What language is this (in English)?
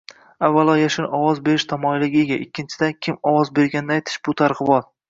Uzbek